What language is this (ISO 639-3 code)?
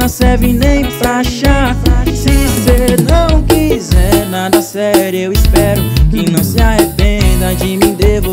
por